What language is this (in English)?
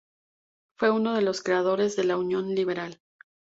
Spanish